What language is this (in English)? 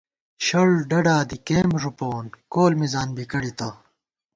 Gawar-Bati